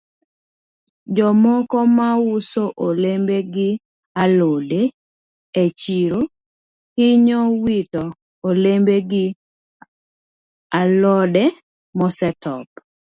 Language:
Luo (Kenya and Tanzania)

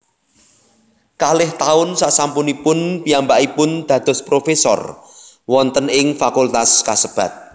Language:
Javanese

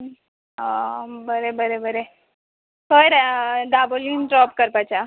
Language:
Konkani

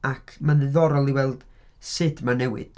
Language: Welsh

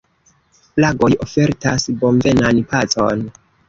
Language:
Esperanto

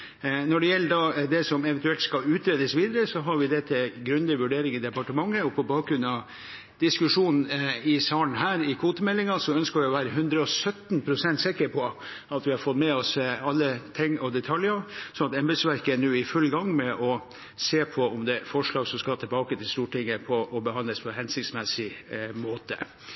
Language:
Norwegian Bokmål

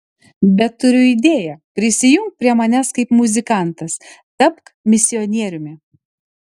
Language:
Lithuanian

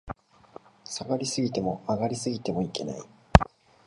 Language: Japanese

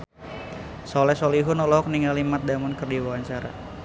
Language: Sundanese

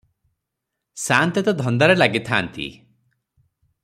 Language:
Odia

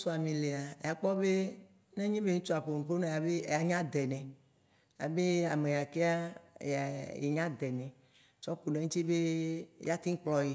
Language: Waci Gbe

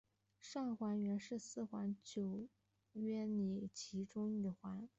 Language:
Chinese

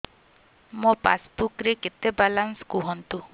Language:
Odia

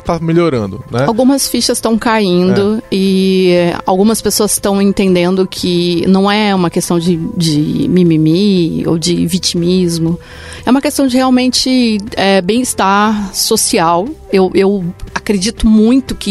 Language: Portuguese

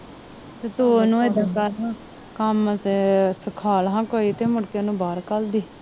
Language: Punjabi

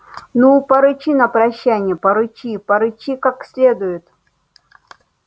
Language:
Russian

